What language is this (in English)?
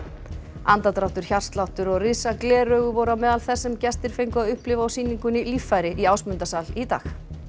Icelandic